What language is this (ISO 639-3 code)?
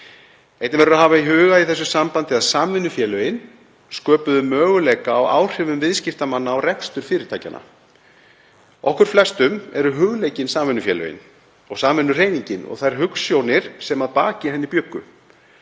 isl